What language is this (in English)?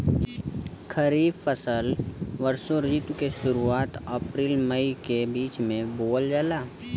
Bhojpuri